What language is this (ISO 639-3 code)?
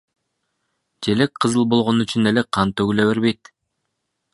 kir